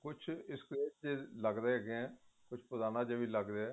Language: Punjabi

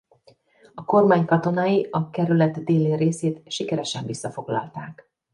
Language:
Hungarian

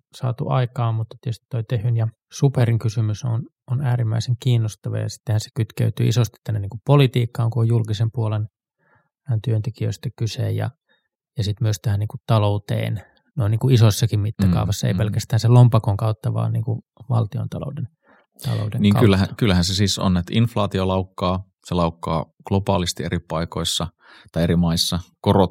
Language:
Finnish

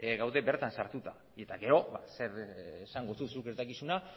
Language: Basque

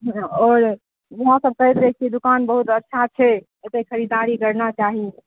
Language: Maithili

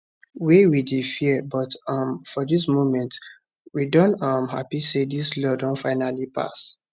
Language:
Nigerian Pidgin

